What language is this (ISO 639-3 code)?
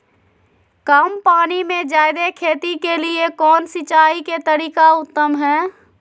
mag